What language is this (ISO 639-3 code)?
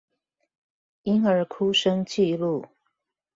zho